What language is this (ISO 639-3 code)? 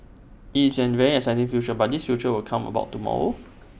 eng